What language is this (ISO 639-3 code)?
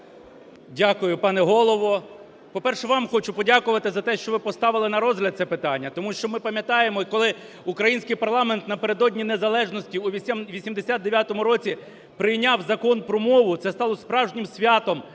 ukr